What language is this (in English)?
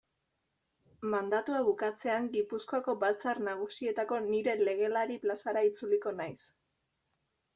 Basque